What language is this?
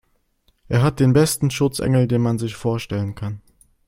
German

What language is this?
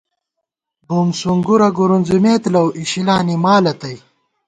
Gawar-Bati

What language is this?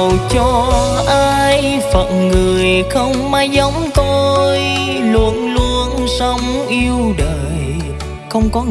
Vietnamese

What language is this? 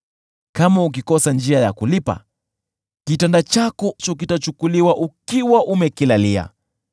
Swahili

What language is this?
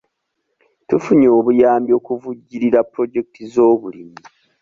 Ganda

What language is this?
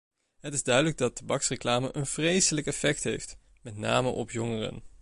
Dutch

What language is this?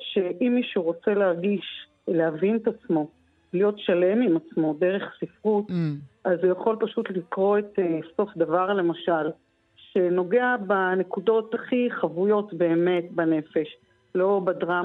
Hebrew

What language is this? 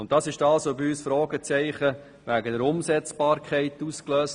Swiss German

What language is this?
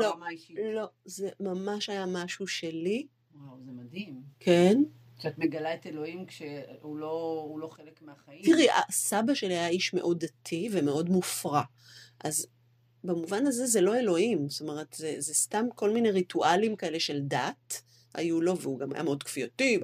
Hebrew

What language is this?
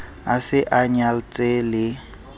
Southern Sotho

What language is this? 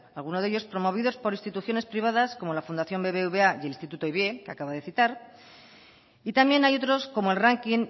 Spanish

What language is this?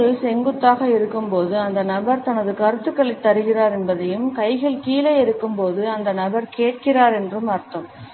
Tamil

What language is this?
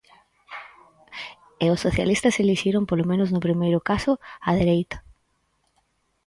Galician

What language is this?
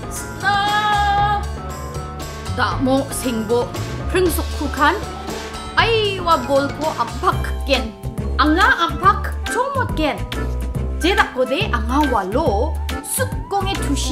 Korean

